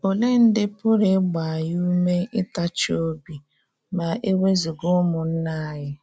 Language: Igbo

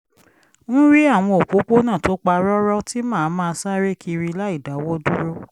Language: Yoruba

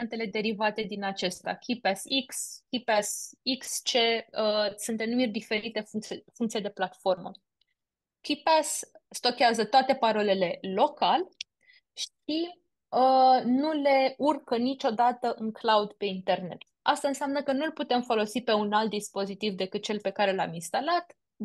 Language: Romanian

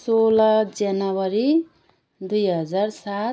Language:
Nepali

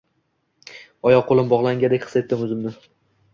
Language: Uzbek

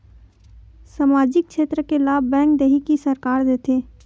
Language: Chhattisgarhi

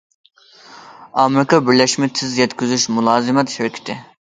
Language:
Uyghur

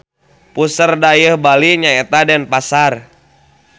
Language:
Sundanese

